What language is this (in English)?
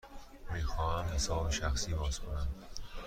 Persian